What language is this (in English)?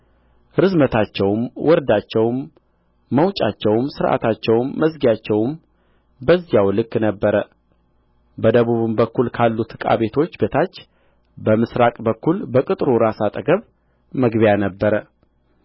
Amharic